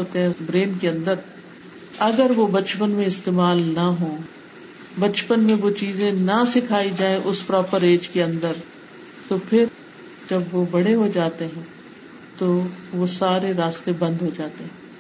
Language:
Urdu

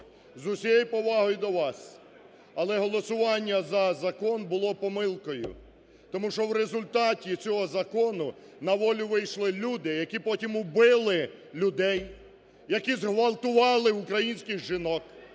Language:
Ukrainian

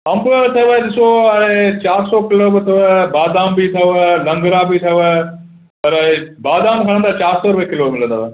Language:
Sindhi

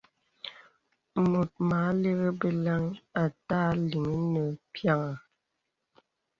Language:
Bebele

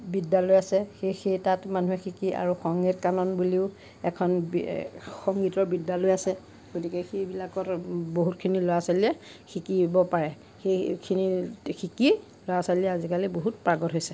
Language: Assamese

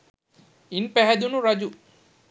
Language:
Sinhala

